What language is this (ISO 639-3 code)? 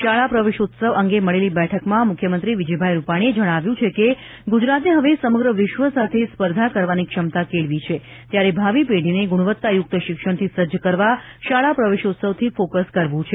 guj